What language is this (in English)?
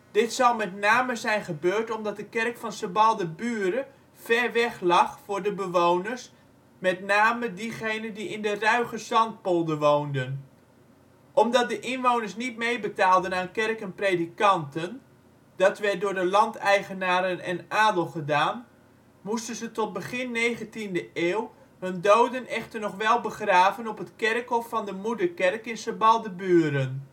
Dutch